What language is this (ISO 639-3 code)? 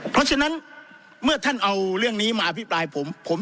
tha